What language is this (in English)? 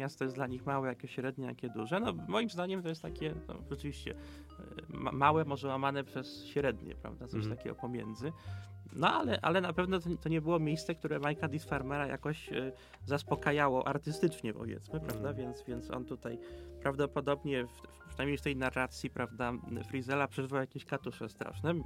Polish